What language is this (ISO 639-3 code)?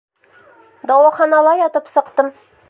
bak